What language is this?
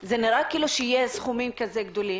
Hebrew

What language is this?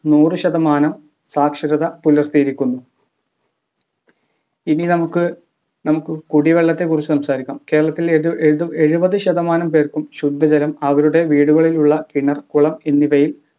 Malayalam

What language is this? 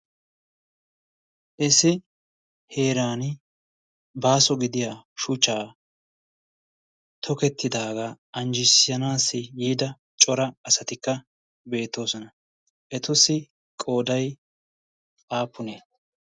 Wolaytta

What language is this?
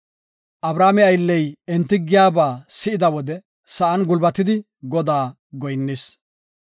Gofa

